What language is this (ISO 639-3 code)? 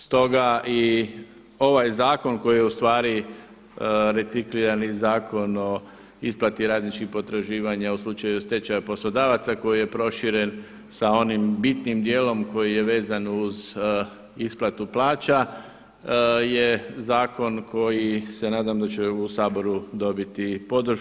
hrv